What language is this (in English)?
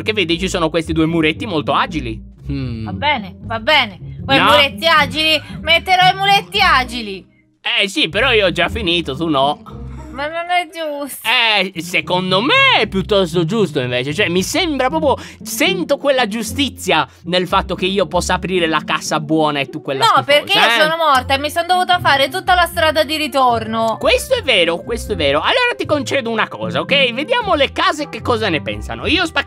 Italian